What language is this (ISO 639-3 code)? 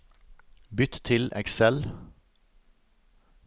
nor